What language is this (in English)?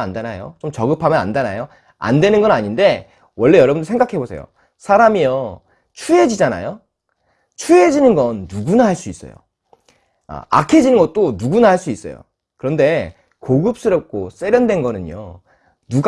Korean